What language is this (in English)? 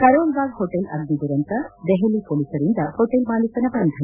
Kannada